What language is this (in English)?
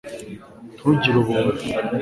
Kinyarwanda